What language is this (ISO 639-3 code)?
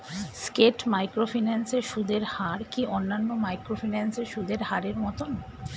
ben